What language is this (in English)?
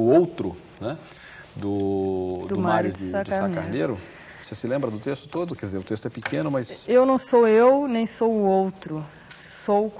Portuguese